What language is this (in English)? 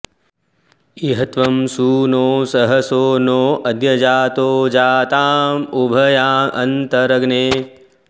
Sanskrit